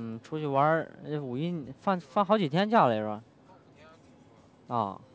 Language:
Chinese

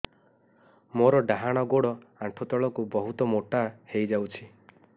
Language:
Odia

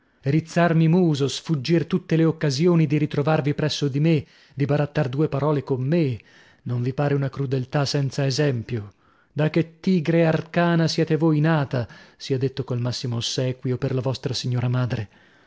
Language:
Italian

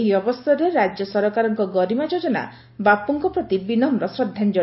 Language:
Odia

